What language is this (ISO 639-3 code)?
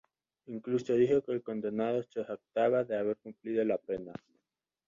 spa